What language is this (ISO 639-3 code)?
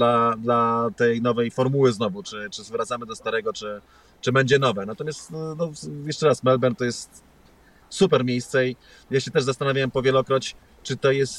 pol